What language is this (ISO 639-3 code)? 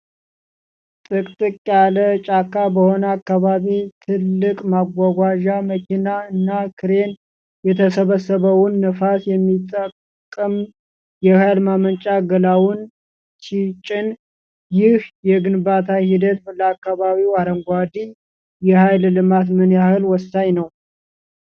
amh